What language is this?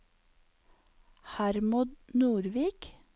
Norwegian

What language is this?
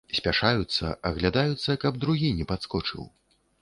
Belarusian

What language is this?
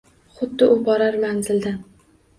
Uzbek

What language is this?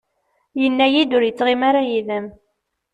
Kabyle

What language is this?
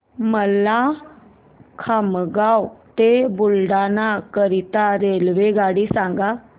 Marathi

